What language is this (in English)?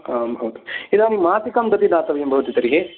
Sanskrit